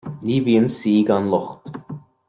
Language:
Irish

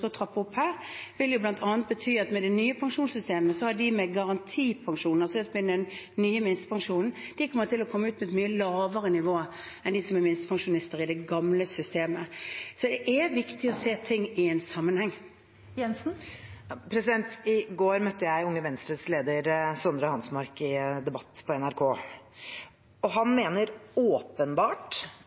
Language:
Norwegian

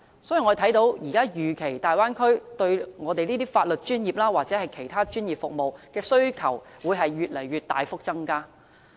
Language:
Cantonese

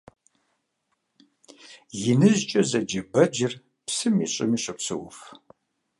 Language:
Kabardian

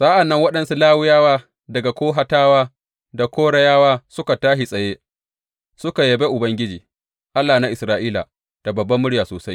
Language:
Hausa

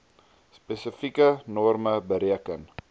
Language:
Afrikaans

